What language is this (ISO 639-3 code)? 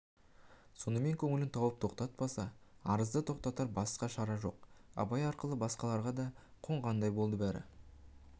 kaz